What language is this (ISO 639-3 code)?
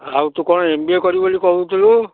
ori